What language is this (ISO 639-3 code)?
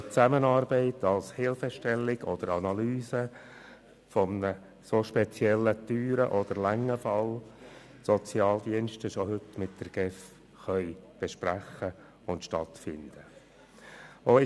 gsw